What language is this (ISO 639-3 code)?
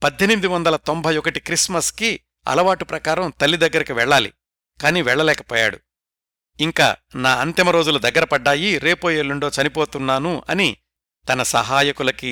tel